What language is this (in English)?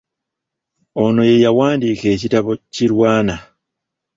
Ganda